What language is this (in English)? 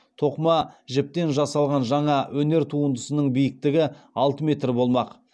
Kazakh